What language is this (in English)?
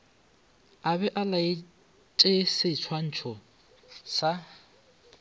Northern Sotho